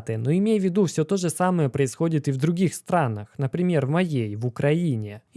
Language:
Russian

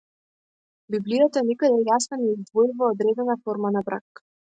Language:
Macedonian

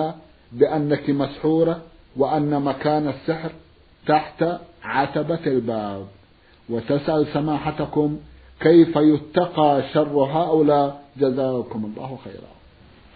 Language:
Arabic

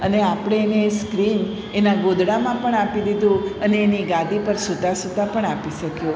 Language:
Gujarati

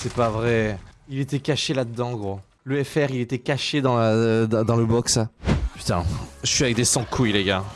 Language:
French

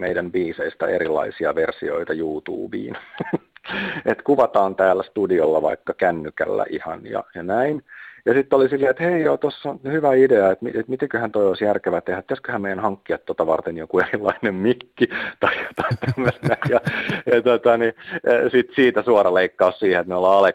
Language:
Finnish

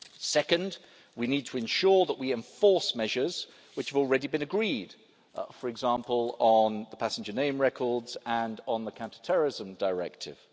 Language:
English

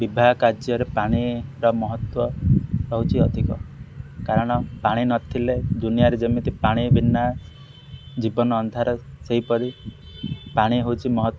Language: Odia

